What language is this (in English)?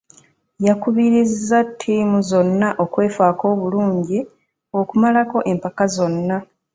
Ganda